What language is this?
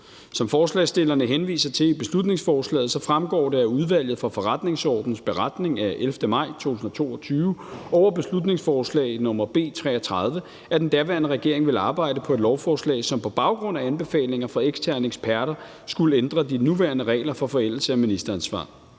Danish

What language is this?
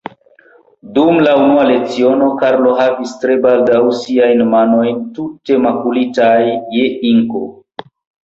Esperanto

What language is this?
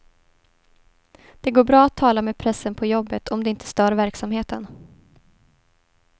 Swedish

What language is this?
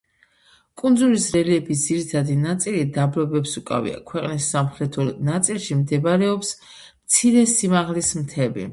Georgian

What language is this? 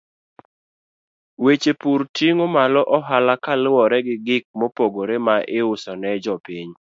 Luo (Kenya and Tanzania)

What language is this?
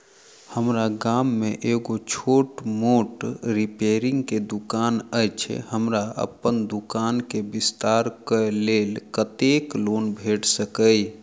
Maithili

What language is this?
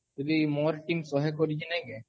Odia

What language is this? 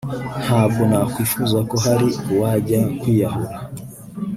Kinyarwanda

